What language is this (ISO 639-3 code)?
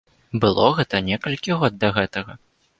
bel